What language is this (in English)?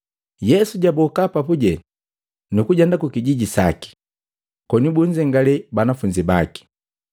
Matengo